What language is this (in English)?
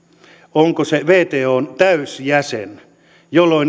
Finnish